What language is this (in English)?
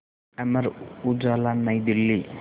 Hindi